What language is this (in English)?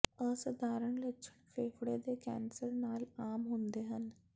Punjabi